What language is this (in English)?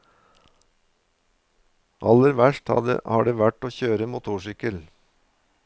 Norwegian